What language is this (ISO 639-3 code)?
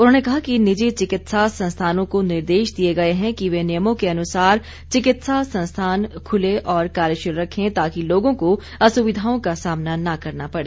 hin